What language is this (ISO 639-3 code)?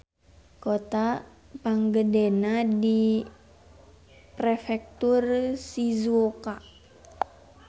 sun